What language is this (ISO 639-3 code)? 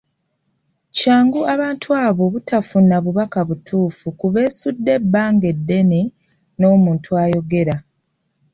lug